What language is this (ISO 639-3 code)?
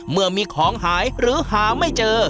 tha